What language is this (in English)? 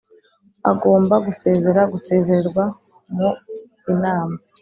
Kinyarwanda